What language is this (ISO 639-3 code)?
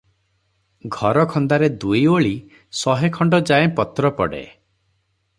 ori